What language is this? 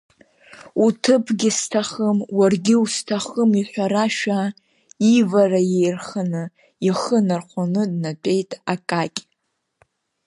Abkhazian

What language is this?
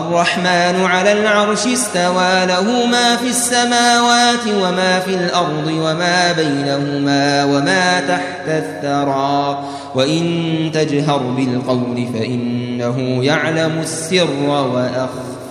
Arabic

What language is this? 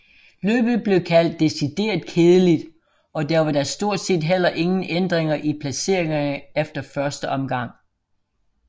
Danish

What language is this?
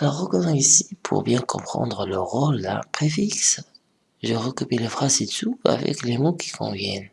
French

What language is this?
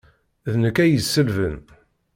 Kabyle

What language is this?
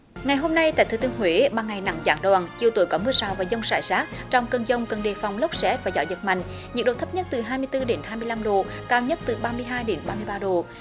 Vietnamese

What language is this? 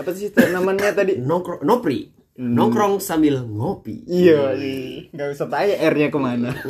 Indonesian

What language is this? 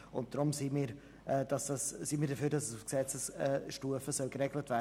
Swiss German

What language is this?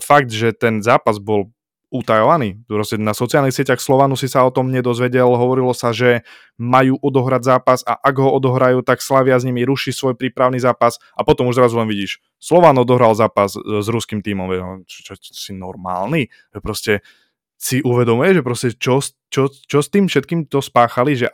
Slovak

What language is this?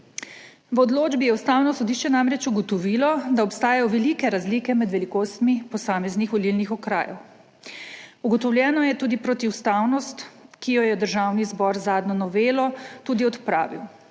Slovenian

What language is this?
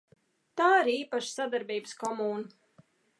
Latvian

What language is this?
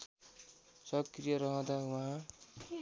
Nepali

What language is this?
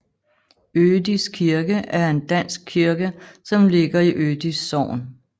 Danish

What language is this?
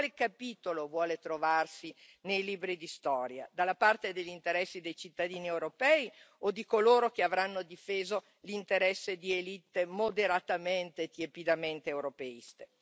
Italian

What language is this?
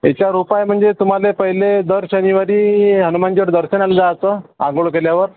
Marathi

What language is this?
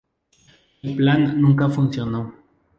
Spanish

